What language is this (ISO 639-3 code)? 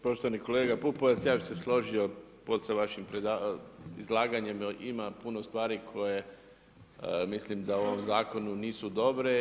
hrv